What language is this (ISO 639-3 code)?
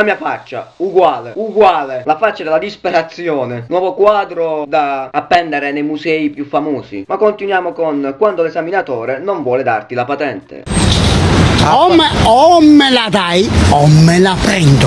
ita